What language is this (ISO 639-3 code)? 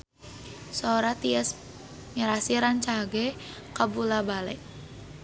sun